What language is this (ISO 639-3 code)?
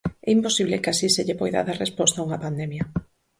glg